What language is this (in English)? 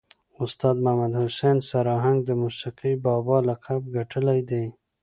Pashto